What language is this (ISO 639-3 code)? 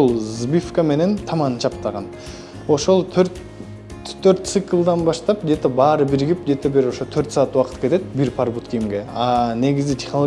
tur